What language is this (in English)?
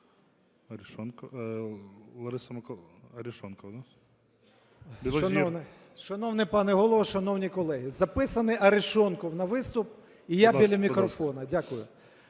Ukrainian